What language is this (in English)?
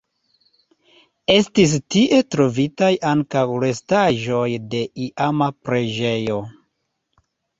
Esperanto